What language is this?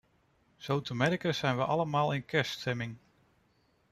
Dutch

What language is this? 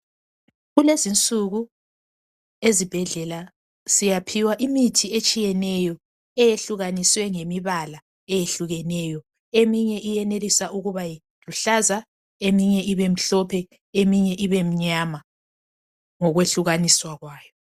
North Ndebele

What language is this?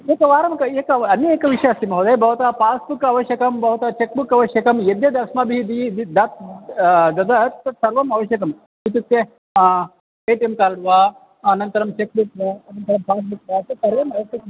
Sanskrit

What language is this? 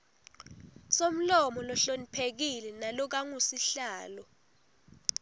Swati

